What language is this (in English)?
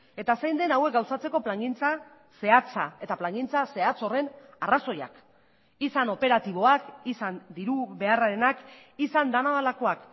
Basque